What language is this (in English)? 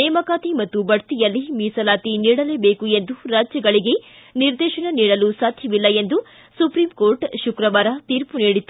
Kannada